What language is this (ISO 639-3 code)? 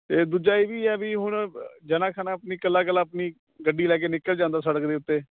pan